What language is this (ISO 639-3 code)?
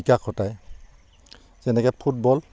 asm